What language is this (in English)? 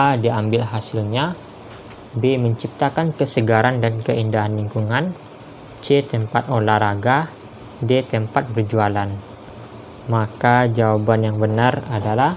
Indonesian